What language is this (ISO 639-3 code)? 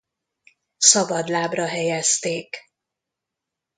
hun